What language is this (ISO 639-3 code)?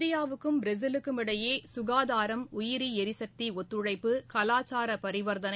tam